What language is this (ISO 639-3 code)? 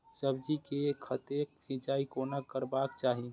mai